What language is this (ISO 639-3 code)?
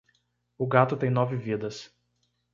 por